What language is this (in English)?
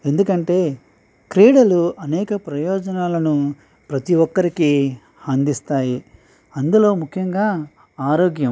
Telugu